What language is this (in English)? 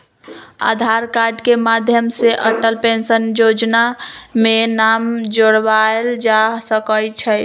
Magahi